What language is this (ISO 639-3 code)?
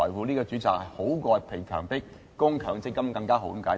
yue